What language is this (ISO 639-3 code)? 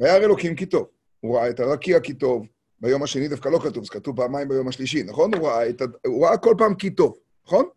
heb